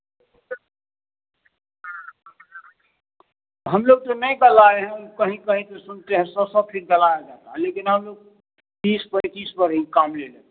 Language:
Hindi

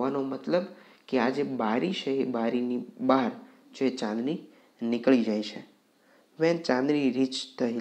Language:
Romanian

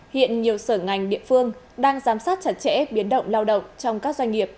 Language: Vietnamese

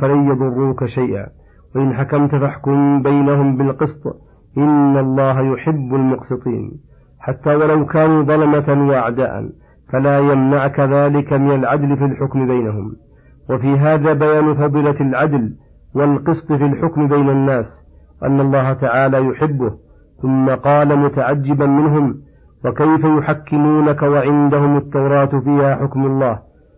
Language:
Arabic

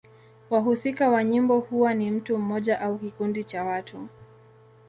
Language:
Swahili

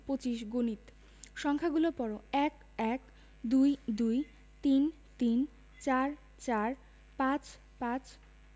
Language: Bangla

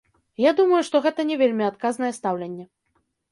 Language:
Belarusian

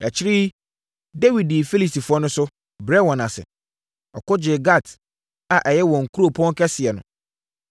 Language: Akan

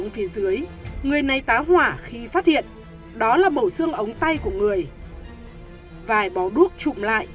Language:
Vietnamese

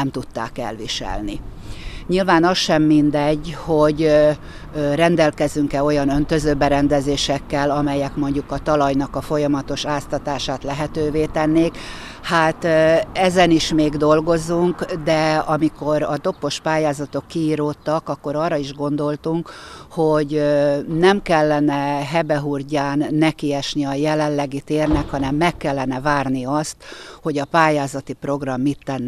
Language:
Hungarian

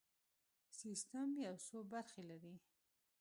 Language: Pashto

